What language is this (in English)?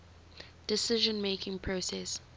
English